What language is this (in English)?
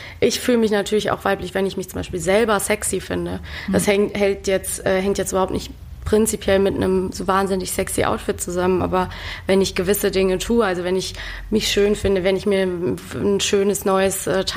German